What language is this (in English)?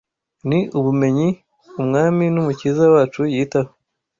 Kinyarwanda